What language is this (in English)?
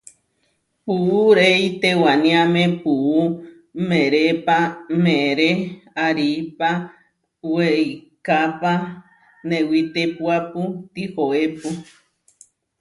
Huarijio